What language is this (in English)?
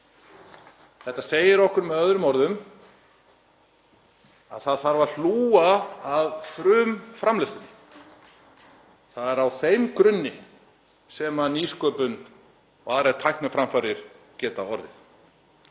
Icelandic